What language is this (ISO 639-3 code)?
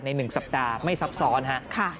tha